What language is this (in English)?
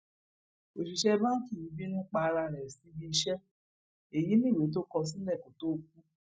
Yoruba